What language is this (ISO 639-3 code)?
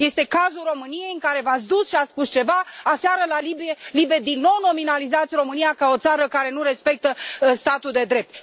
ron